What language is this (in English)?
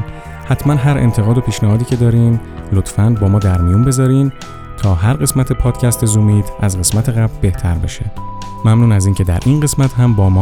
Persian